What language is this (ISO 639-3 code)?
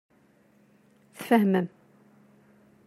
kab